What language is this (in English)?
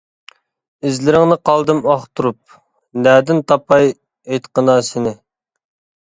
Uyghur